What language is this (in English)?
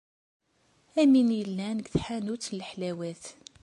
Kabyle